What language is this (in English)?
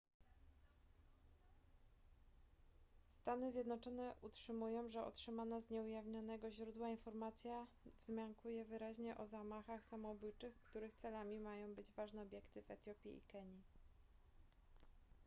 Polish